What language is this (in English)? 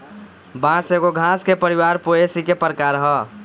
Bhojpuri